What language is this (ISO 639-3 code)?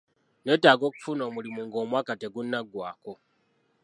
lug